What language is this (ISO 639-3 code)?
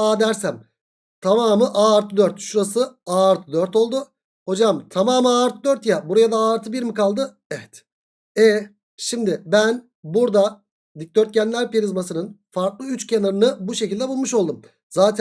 tur